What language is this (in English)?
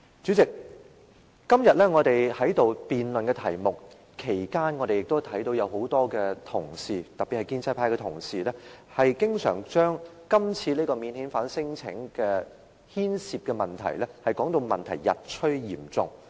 Cantonese